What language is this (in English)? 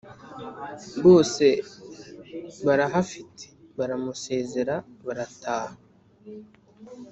Kinyarwanda